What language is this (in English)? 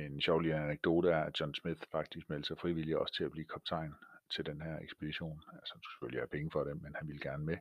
Danish